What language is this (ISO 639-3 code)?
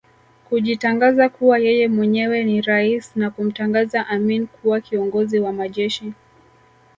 swa